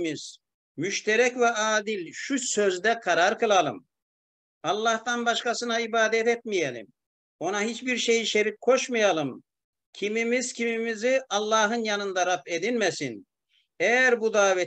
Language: Turkish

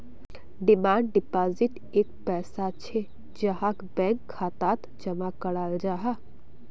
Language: Magahi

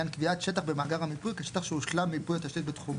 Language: Hebrew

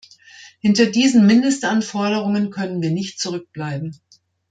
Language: German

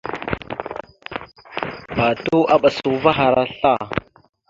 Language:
Mada (Cameroon)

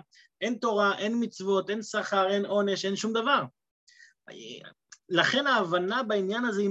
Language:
Hebrew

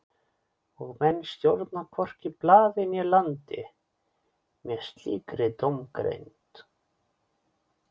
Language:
Icelandic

